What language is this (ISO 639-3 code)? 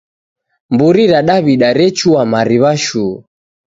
dav